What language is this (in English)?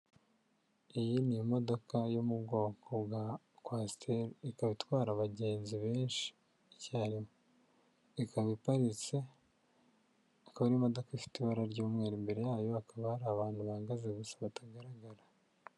Kinyarwanda